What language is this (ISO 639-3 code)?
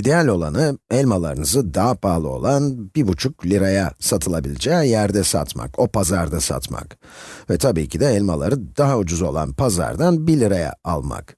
tur